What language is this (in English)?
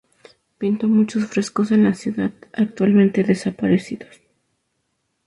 Spanish